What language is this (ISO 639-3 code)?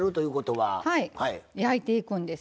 jpn